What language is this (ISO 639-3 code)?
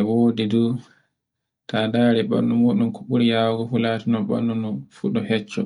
fue